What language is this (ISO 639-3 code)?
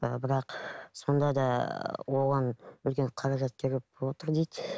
kaz